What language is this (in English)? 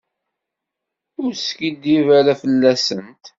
Kabyle